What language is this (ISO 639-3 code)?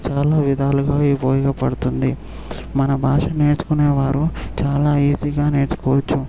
tel